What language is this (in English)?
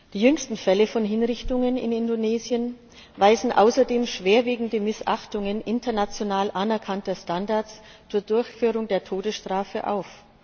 German